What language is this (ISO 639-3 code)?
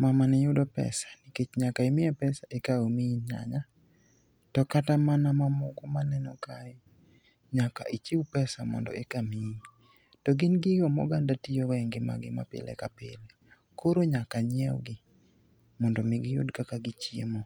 luo